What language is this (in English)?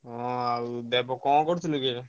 Odia